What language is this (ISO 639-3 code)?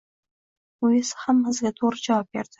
uzb